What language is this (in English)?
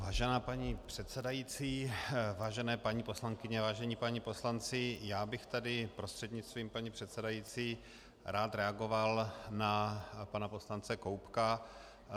Czech